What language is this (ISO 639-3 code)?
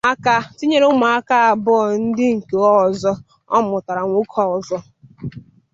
ibo